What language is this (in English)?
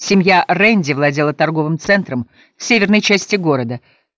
Russian